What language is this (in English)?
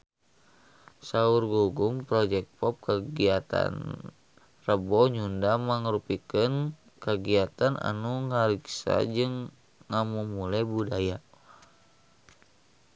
Sundanese